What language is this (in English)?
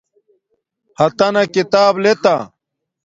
Domaaki